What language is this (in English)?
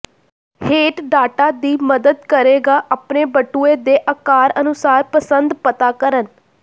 Punjabi